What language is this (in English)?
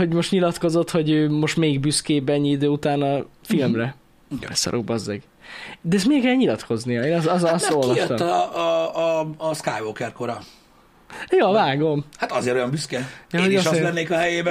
Hungarian